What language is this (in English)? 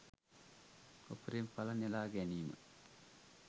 Sinhala